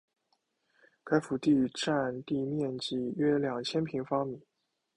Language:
Chinese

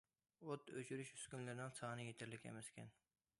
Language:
Uyghur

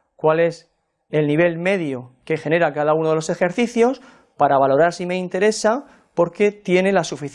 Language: Spanish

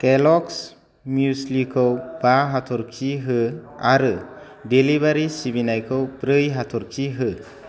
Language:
Bodo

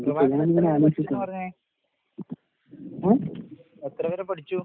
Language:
Malayalam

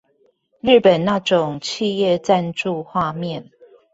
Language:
Chinese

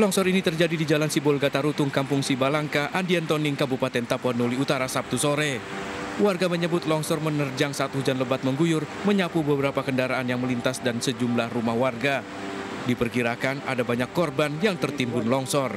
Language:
Indonesian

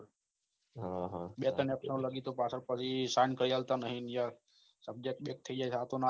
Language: Gujarati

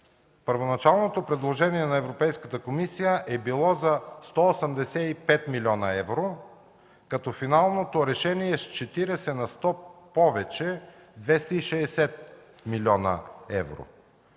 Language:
Bulgarian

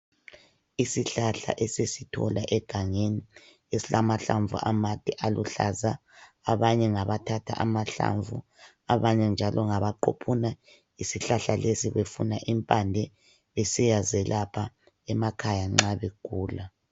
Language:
North Ndebele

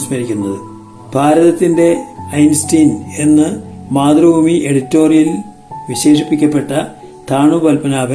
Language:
Malayalam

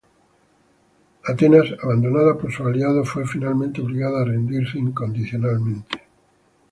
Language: Spanish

